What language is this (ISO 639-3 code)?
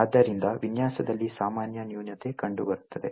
kan